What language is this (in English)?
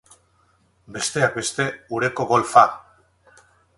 Basque